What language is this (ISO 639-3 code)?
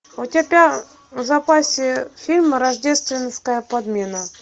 rus